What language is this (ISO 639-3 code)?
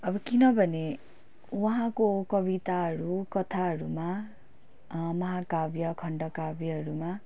nep